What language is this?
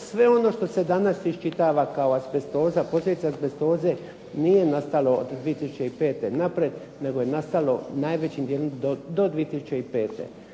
Croatian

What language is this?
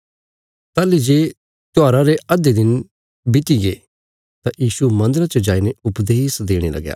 Bilaspuri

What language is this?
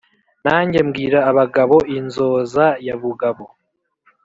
Kinyarwanda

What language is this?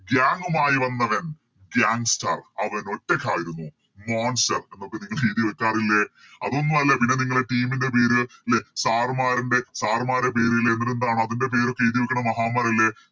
Malayalam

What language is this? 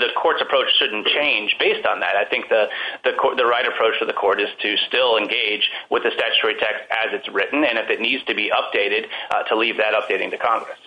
English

